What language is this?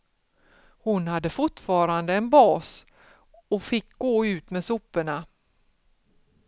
Swedish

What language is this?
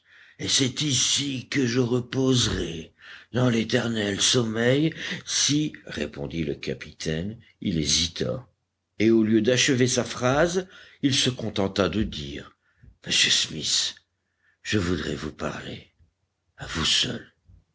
French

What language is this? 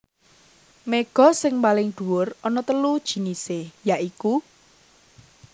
Javanese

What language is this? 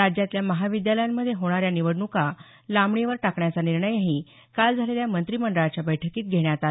Marathi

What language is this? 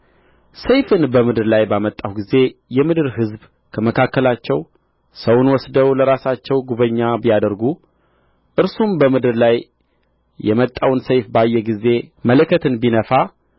Amharic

